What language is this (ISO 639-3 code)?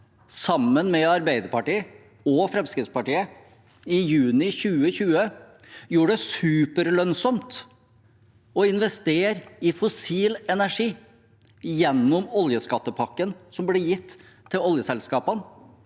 nor